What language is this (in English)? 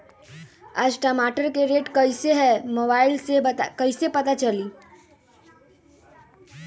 Magahi